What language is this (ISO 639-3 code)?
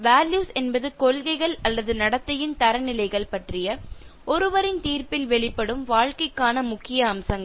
tam